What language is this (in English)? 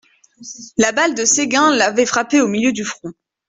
French